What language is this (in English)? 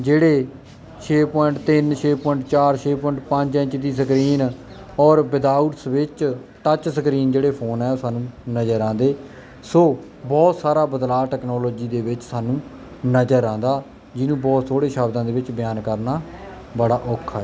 Punjabi